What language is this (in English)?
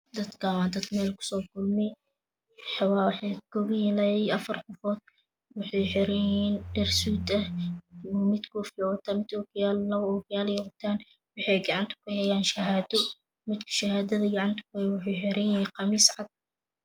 Somali